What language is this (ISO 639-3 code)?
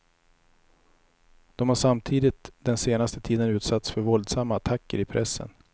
swe